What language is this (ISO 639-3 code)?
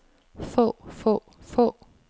dan